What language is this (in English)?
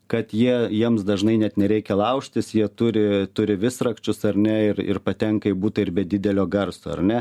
Lithuanian